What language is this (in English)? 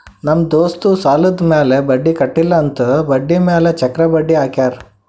Kannada